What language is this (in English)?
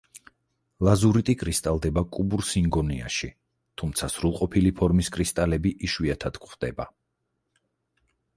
Georgian